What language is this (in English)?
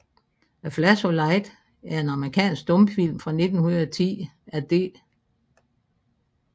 Danish